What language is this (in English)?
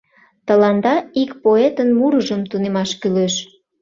Mari